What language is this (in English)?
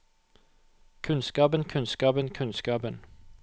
Norwegian